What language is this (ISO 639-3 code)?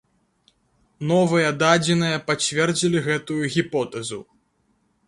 bel